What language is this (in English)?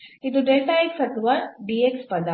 Kannada